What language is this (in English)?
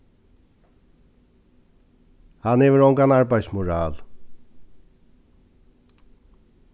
Faroese